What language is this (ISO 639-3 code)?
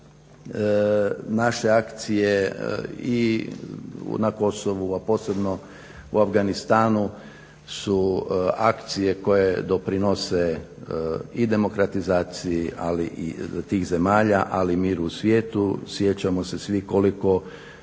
hrv